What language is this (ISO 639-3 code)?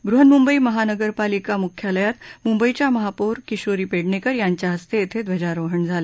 mar